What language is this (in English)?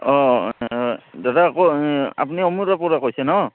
Assamese